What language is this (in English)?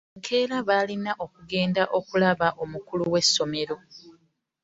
Ganda